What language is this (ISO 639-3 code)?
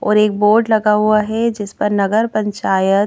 hin